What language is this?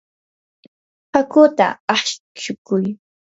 Yanahuanca Pasco Quechua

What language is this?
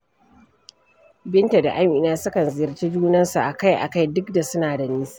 Hausa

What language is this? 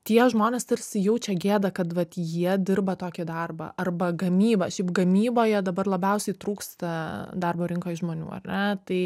Lithuanian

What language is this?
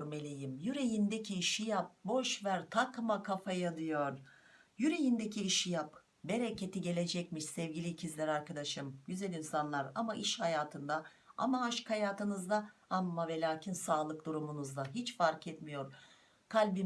Turkish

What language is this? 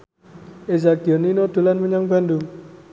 Javanese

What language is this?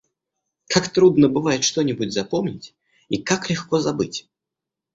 Russian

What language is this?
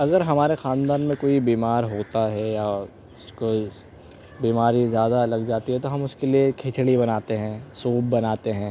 Urdu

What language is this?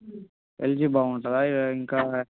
Telugu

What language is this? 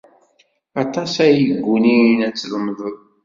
Kabyle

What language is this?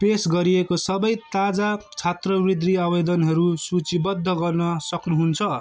Nepali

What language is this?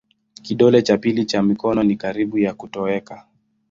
Swahili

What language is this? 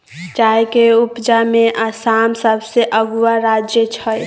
Maithili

